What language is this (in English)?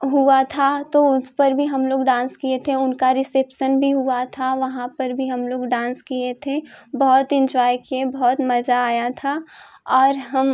Hindi